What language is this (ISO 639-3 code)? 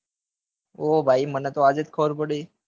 guj